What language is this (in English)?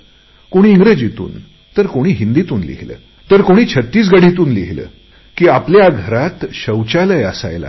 Marathi